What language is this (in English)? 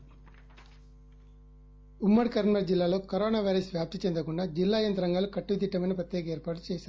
Telugu